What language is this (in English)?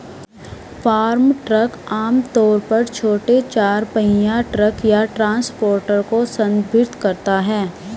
Hindi